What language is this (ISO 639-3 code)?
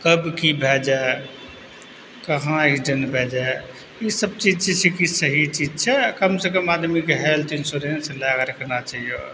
mai